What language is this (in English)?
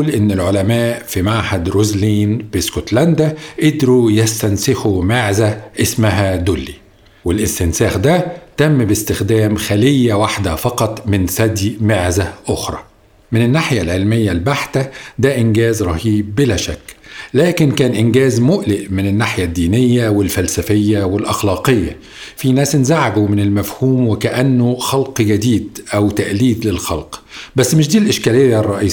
Arabic